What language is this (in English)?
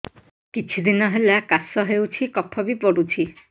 Odia